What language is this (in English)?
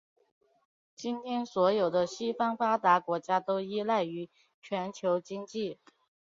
Chinese